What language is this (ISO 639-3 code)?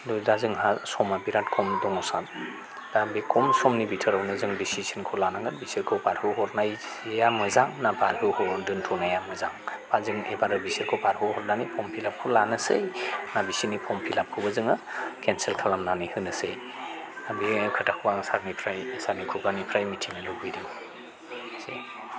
brx